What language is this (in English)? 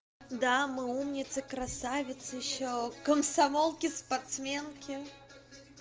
Russian